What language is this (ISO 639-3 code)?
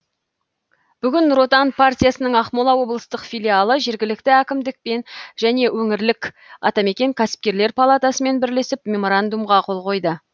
kaz